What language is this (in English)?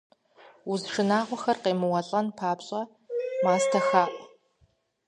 Kabardian